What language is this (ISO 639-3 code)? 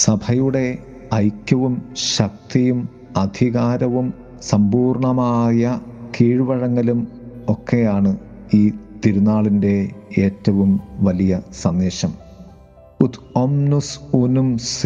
mal